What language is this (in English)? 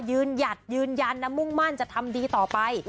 Thai